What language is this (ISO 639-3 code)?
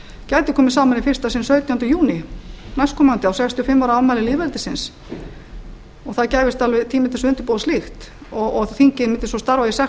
isl